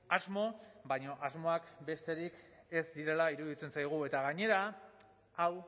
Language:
Basque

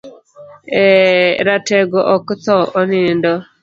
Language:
Luo (Kenya and Tanzania)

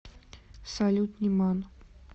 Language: Russian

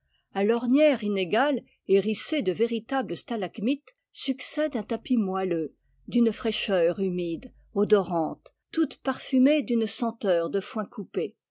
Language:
French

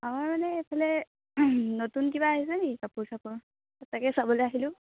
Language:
Assamese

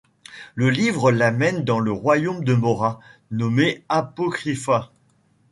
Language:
French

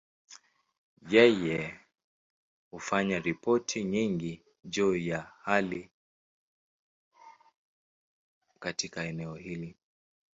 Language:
Swahili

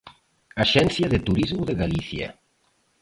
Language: Galician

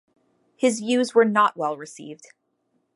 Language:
English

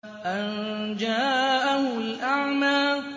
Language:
Arabic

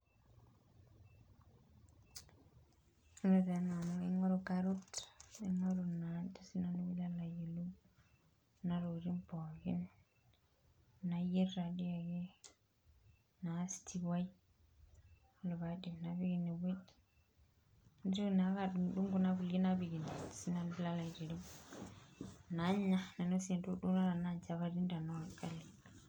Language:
Masai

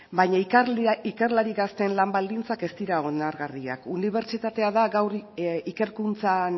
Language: Basque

